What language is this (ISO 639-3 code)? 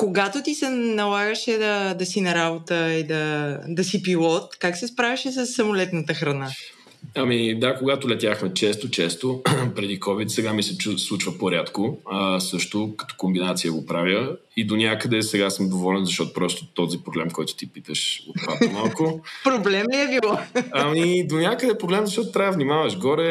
bul